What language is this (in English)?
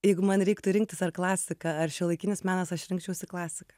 Lithuanian